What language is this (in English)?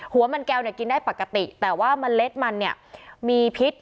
Thai